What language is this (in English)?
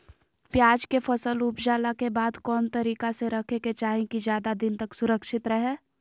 Magahi